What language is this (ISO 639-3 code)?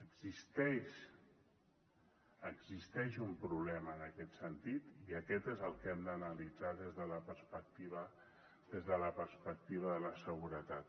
cat